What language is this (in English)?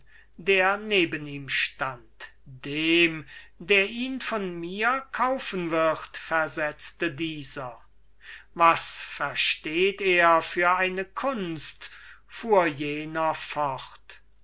German